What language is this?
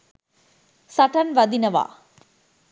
Sinhala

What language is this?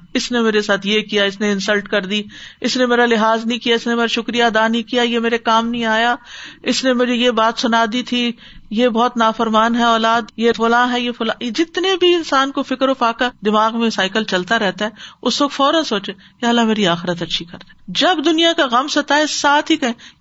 Urdu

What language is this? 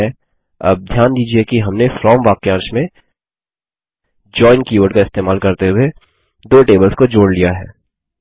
Hindi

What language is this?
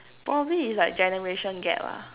English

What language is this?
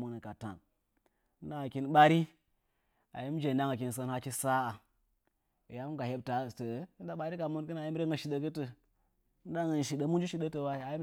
Nzanyi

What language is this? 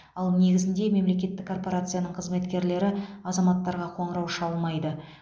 Kazakh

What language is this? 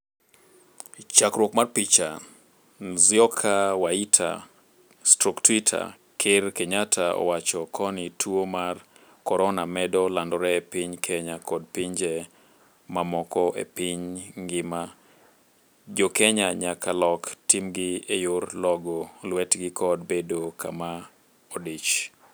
Luo (Kenya and Tanzania)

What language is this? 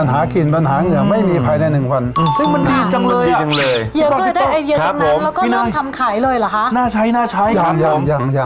Thai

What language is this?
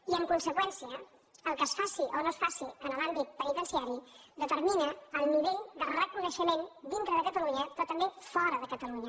Catalan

